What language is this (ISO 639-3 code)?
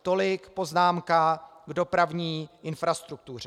ces